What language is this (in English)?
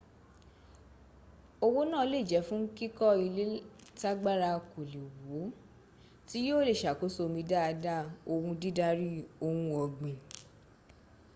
Yoruba